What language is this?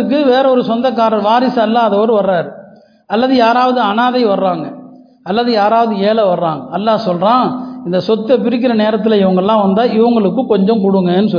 Tamil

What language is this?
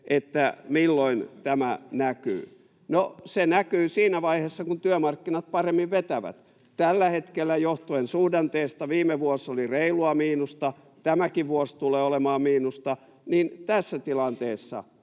Finnish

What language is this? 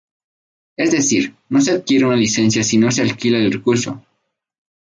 Spanish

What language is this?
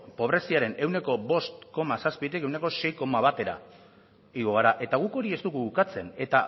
Basque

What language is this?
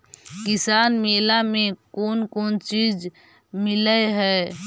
Magahi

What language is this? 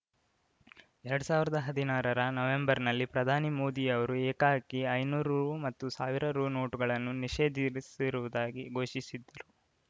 Kannada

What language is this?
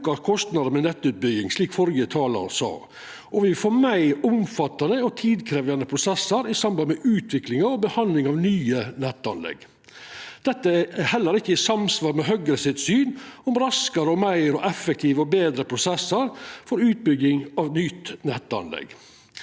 Norwegian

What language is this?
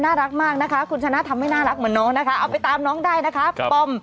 Thai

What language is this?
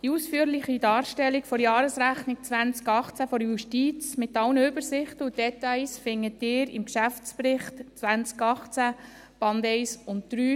Swiss German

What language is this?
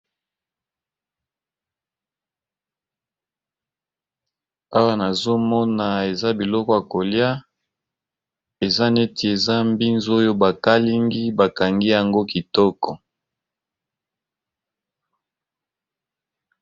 Lingala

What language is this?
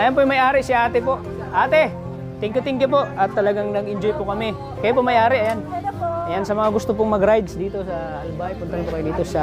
Filipino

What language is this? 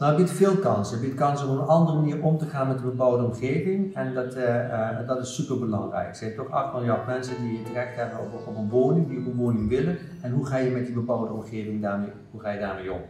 Dutch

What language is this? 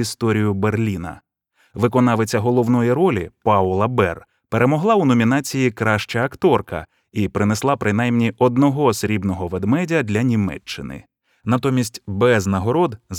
Ukrainian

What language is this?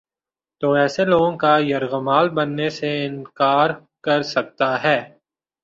Urdu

